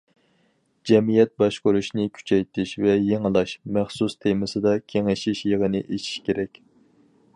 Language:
Uyghur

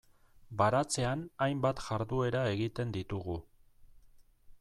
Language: Basque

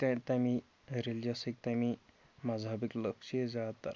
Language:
Kashmiri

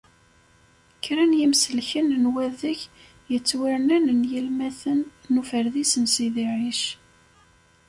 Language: Kabyle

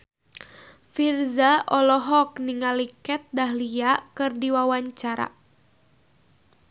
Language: Sundanese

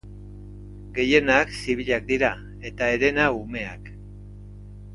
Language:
Basque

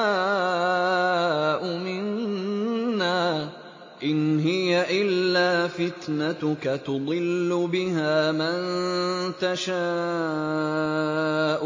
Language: Arabic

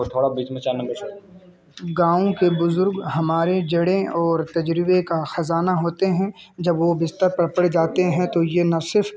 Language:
Urdu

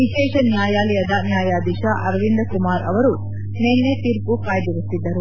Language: Kannada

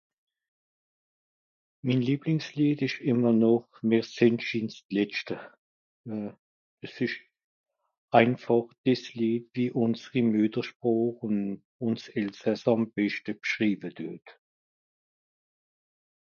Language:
Swiss German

